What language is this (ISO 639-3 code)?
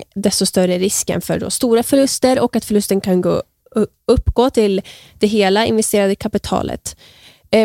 swe